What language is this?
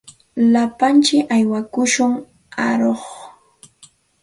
Santa Ana de Tusi Pasco Quechua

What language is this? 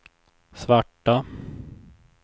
Swedish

